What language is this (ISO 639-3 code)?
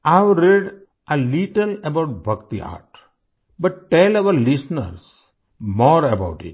hin